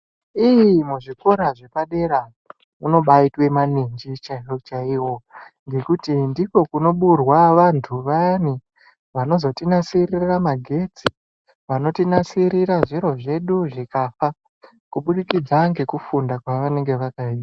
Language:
Ndau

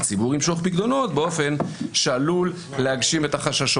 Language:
Hebrew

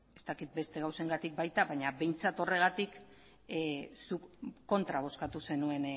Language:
Basque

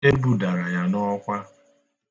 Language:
Igbo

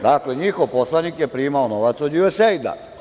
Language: Serbian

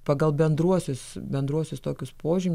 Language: Lithuanian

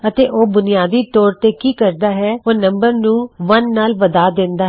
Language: Punjabi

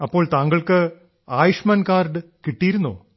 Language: Malayalam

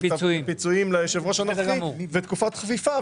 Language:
Hebrew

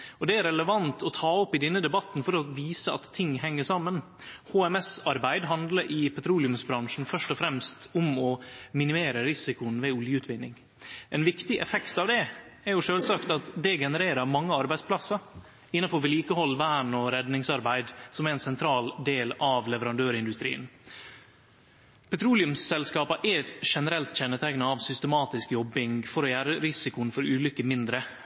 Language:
Norwegian Nynorsk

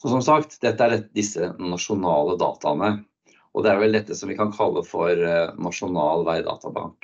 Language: Norwegian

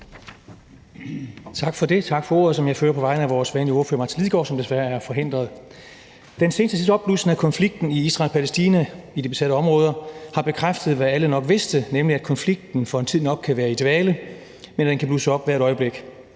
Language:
Danish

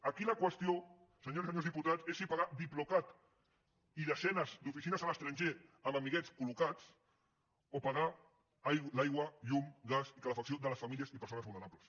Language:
Catalan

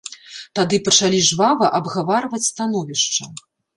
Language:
Belarusian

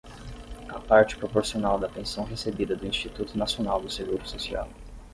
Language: Portuguese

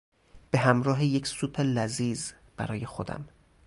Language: Persian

